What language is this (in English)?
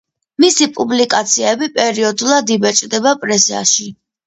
Georgian